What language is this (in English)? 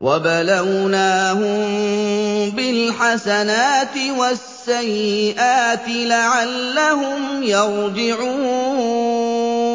Arabic